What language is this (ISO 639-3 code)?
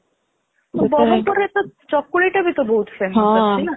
ori